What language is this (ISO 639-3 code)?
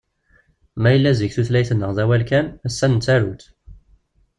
kab